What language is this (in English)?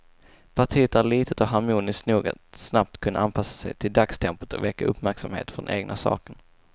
Swedish